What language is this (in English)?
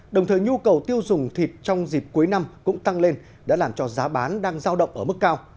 Vietnamese